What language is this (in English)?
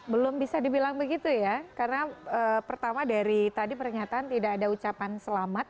Indonesian